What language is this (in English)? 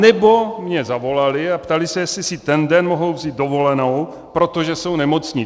Czech